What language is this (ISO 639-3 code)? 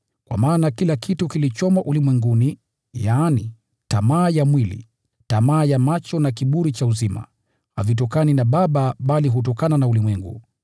swa